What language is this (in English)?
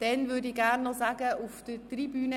Swiss German